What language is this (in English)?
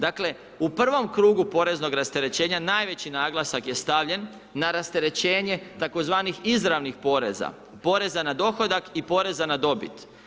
Croatian